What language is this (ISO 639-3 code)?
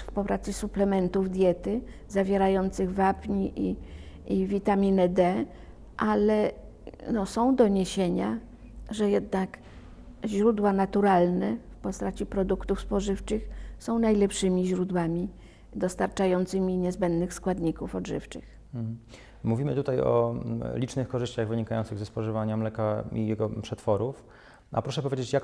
pol